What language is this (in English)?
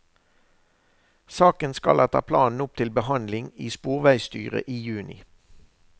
Norwegian